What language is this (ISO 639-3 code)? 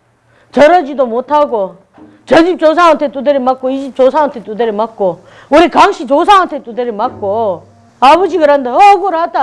kor